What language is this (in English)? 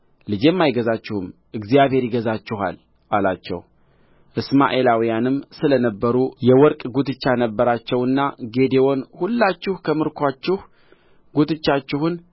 Amharic